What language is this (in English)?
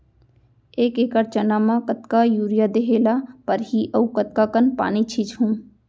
Chhattisgarhi